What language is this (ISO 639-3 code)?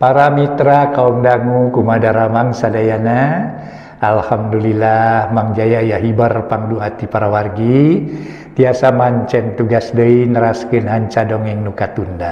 ind